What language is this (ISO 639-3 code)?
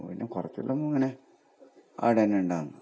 mal